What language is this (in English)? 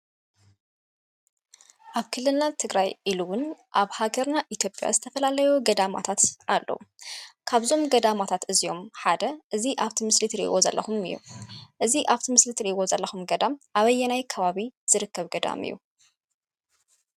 Tigrinya